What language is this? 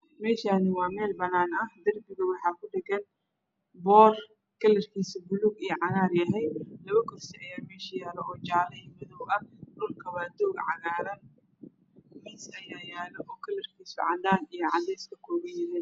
Somali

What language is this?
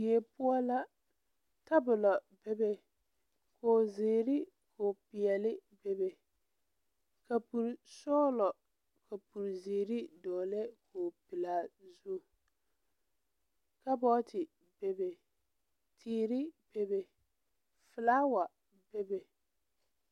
Southern Dagaare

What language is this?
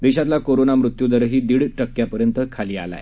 Marathi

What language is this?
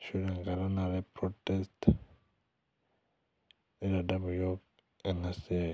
Masai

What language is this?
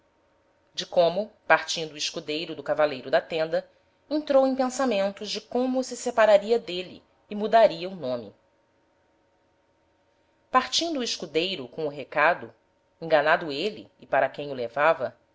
Portuguese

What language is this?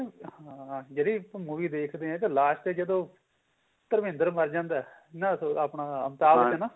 Punjabi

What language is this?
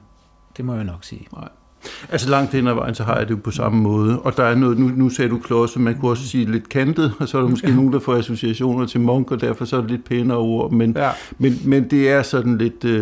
Danish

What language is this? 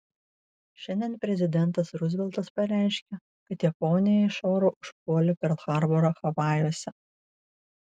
Lithuanian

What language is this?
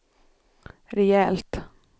Swedish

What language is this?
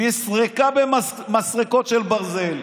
Hebrew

